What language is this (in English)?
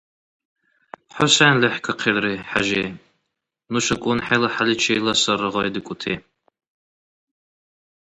Dargwa